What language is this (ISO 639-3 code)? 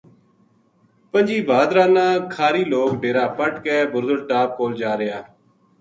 gju